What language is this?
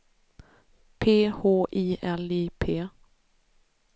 Swedish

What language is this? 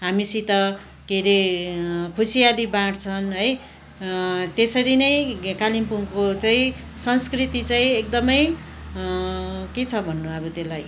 Nepali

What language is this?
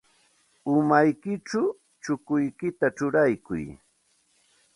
Santa Ana de Tusi Pasco Quechua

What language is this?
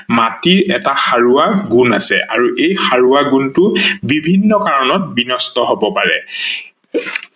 Assamese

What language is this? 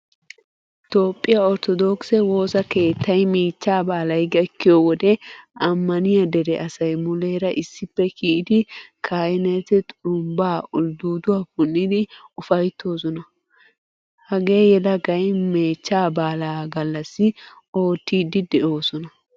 Wolaytta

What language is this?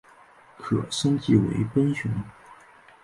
Chinese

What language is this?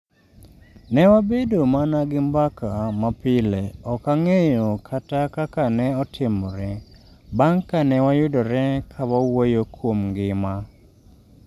Luo (Kenya and Tanzania)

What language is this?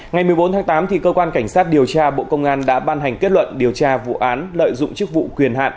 Vietnamese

